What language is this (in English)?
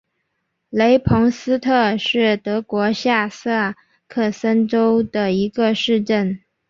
Chinese